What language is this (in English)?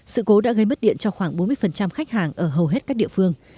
Vietnamese